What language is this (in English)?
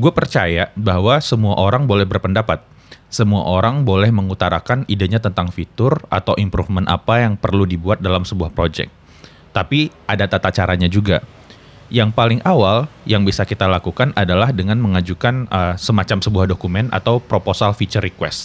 Indonesian